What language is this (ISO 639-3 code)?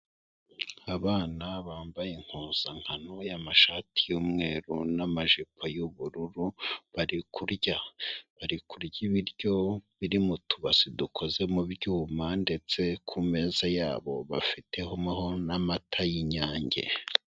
kin